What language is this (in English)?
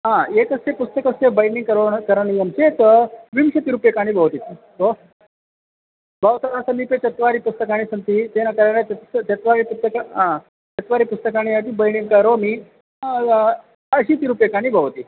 Sanskrit